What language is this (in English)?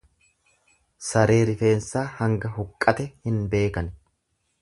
Oromo